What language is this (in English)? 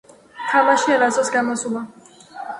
Georgian